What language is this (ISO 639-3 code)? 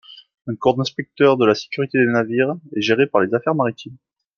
fra